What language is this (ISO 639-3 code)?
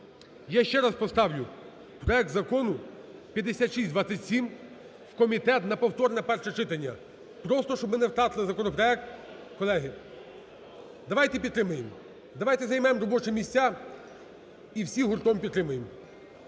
ukr